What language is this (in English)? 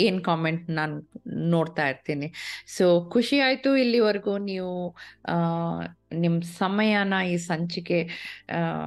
Kannada